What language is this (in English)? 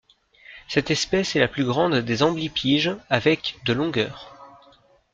French